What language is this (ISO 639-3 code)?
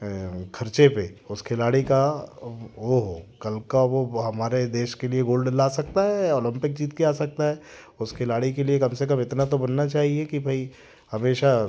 hin